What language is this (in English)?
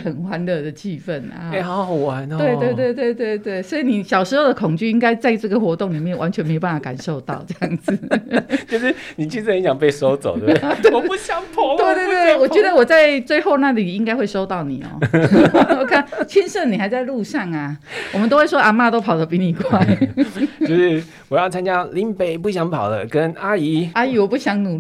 Chinese